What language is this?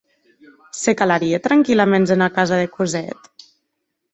Occitan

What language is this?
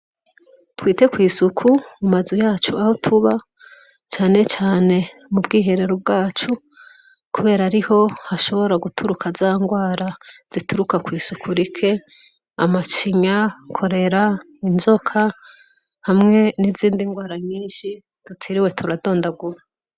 Rundi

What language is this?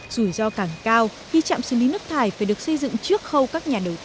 Vietnamese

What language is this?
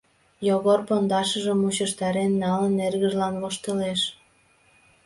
Mari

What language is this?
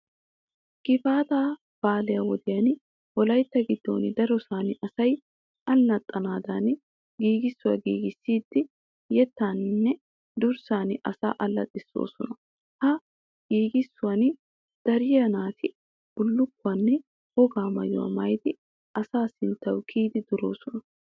Wolaytta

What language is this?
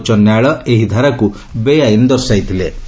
Odia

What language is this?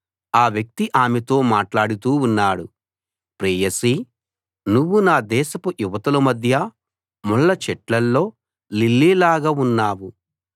Telugu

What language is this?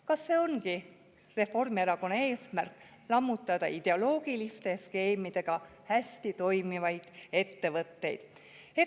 Estonian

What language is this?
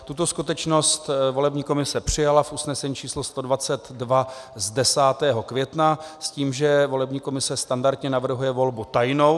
Czech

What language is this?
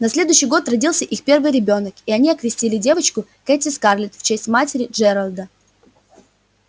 Russian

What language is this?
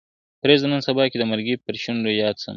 Pashto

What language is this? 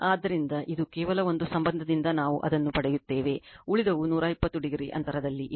Kannada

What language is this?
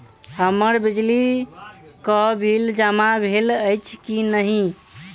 Maithili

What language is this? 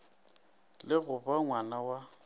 Northern Sotho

